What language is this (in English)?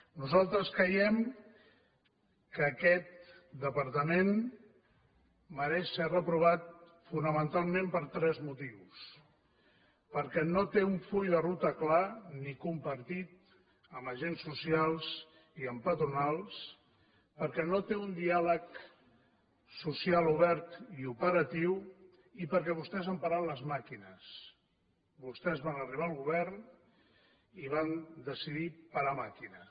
Catalan